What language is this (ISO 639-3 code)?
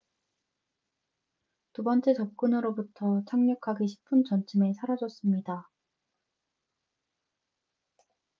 kor